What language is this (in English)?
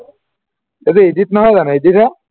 Assamese